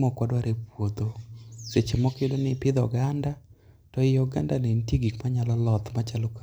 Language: Luo (Kenya and Tanzania)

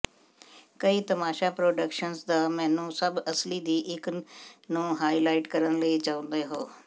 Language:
Punjabi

